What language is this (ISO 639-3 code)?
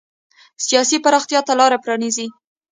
pus